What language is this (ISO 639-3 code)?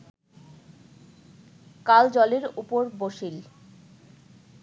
ben